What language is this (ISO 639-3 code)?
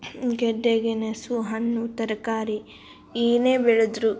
kan